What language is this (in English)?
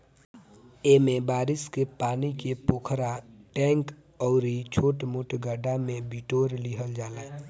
Bhojpuri